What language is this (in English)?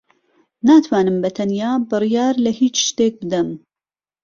Central Kurdish